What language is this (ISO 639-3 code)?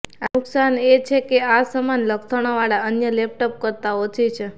guj